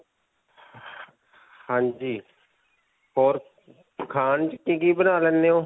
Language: Punjabi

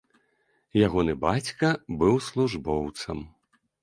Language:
Belarusian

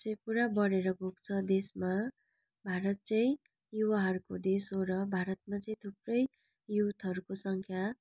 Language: Nepali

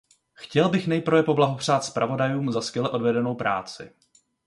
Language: Czech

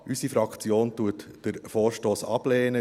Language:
Swiss German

